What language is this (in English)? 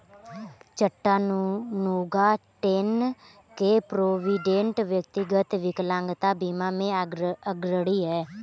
Hindi